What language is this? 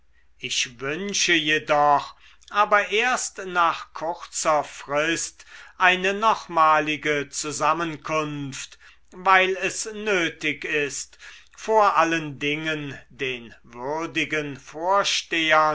German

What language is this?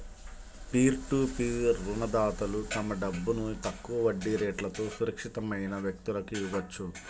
Telugu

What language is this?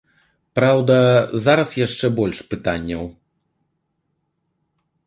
Belarusian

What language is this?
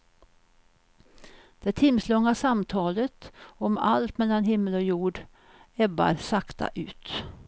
Swedish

